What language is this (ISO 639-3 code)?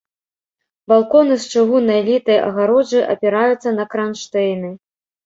bel